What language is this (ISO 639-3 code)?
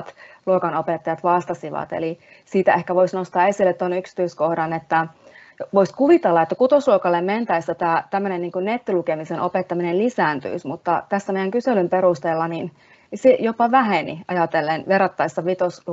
fin